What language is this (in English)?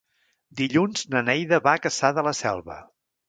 Catalan